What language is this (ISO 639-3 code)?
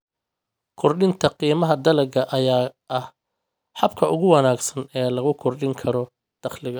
som